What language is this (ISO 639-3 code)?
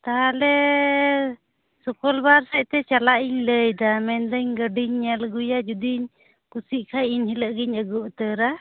sat